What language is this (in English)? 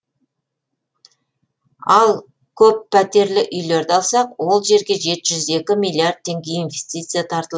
Kazakh